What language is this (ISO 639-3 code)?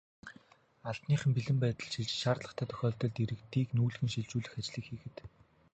mon